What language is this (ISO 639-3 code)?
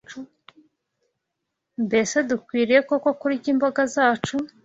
kin